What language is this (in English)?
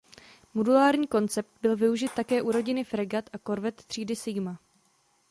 Czech